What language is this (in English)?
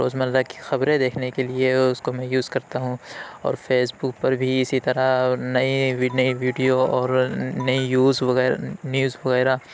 Urdu